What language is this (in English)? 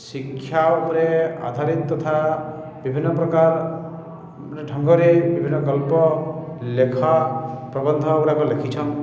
Odia